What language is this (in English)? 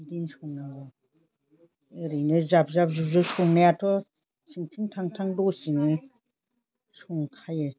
Bodo